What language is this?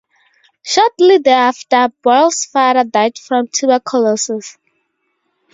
English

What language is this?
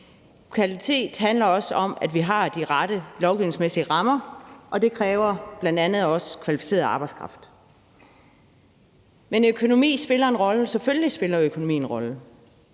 Danish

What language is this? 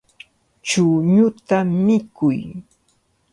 Cajatambo North Lima Quechua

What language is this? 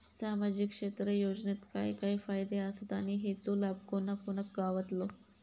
Marathi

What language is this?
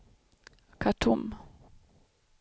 Swedish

